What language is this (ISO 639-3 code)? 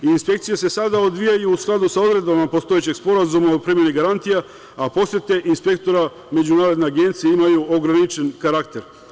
srp